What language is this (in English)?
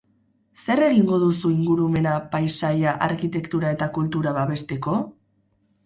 Basque